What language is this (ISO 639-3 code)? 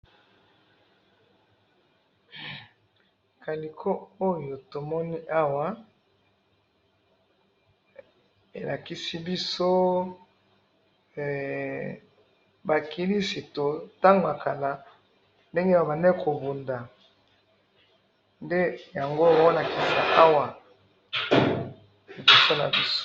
lin